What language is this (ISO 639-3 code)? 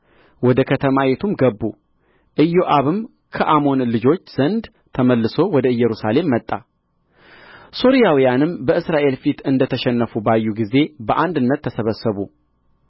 amh